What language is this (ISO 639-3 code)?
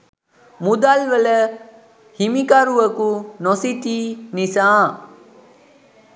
sin